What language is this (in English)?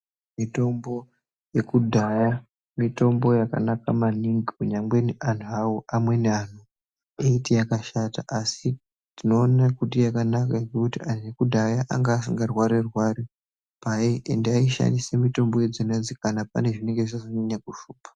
Ndau